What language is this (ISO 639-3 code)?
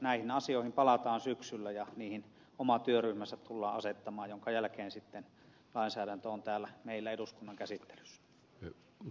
fin